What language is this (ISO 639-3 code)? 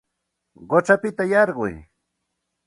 qxt